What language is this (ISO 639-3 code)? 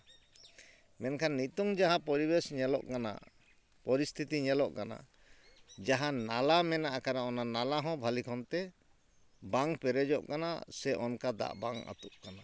sat